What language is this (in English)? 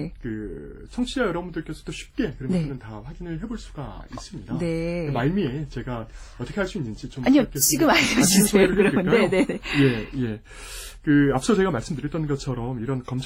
Korean